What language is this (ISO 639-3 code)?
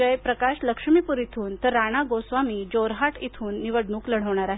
mar